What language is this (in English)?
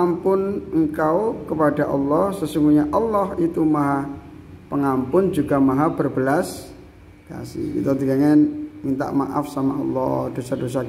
Indonesian